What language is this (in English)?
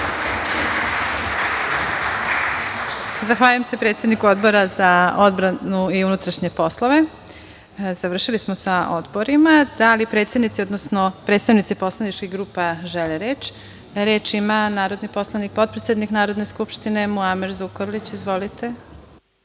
Serbian